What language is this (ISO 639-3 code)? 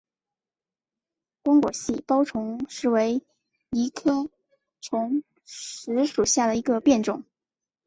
zho